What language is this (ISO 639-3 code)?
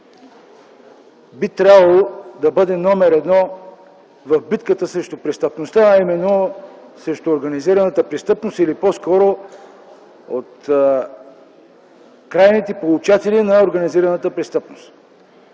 bul